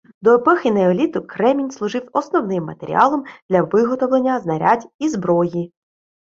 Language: Ukrainian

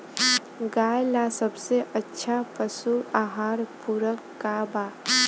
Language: Bhojpuri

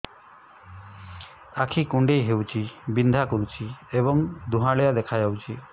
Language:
Odia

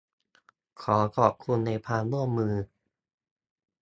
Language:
Thai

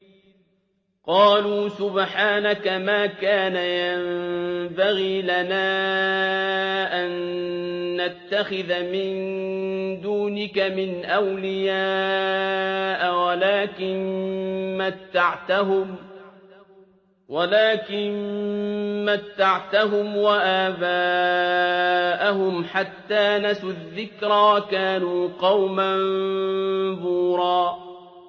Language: Arabic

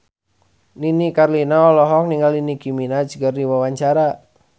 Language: Sundanese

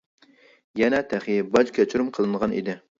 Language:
Uyghur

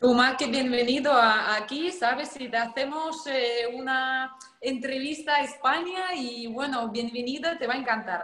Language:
Spanish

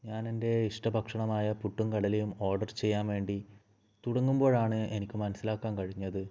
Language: Malayalam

